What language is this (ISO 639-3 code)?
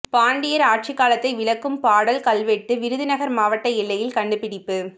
tam